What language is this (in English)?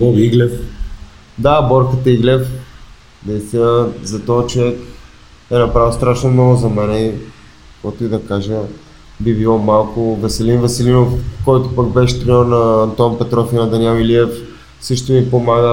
Bulgarian